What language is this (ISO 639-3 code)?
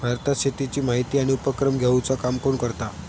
mar